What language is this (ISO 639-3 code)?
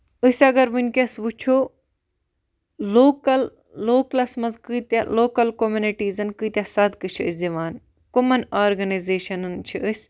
kas